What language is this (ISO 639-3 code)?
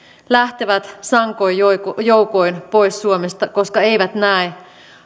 fin